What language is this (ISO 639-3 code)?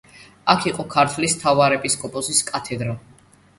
kat